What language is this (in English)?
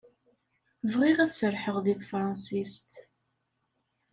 Kabyle